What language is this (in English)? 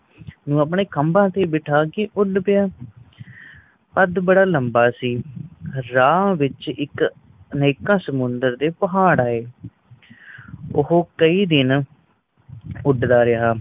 Punjabi